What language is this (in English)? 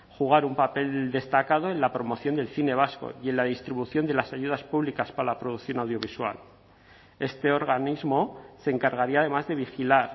Spanish